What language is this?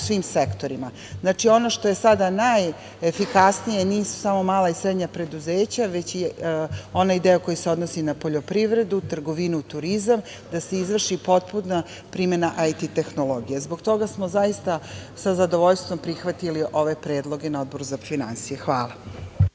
Serbian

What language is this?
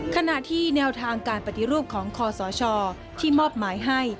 Thai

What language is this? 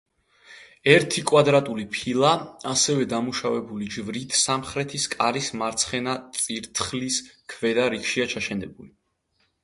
Georgian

